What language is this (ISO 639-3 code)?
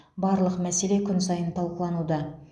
kaz